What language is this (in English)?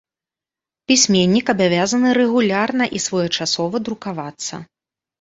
Belarusian